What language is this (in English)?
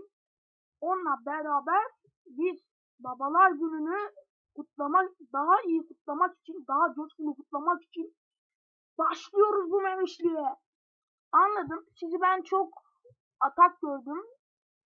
Turkish